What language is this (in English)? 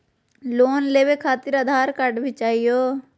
Magahi